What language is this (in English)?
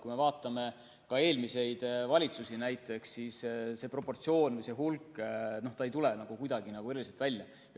Estonian